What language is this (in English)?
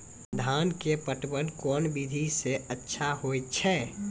Maithili